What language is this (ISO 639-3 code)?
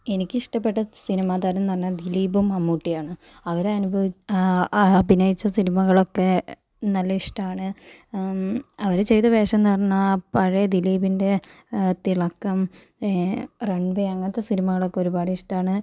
mal